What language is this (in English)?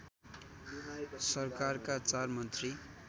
Nepali